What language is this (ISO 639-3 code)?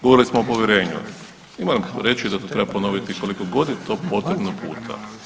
hrv